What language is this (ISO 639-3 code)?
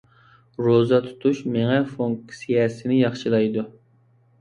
uig